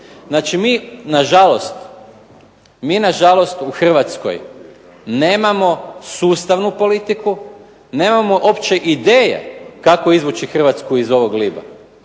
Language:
Croatian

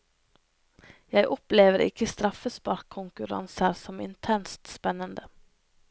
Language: Norwegian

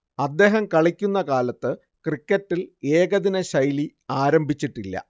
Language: Malayalam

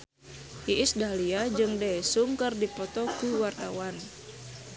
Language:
Sundanese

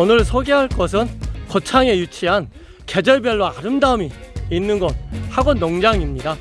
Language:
Korean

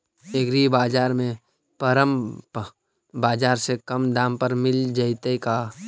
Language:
Magahi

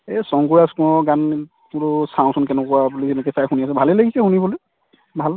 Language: Assamese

